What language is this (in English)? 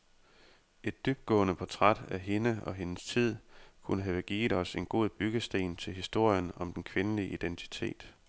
Danish